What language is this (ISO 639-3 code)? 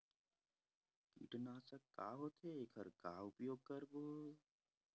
hne